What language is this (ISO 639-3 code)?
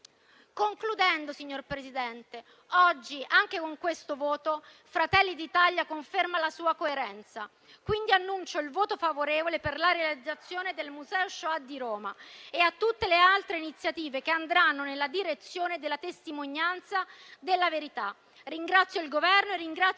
ita